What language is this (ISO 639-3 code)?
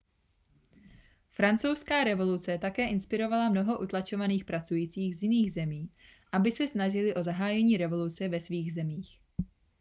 ces